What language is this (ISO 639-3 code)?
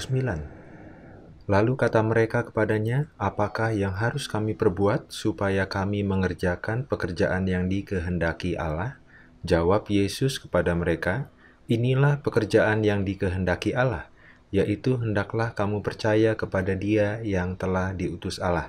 ind